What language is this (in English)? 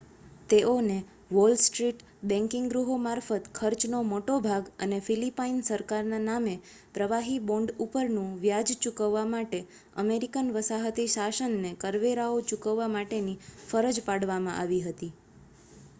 Gujarati